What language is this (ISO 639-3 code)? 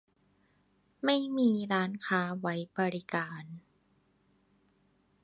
tha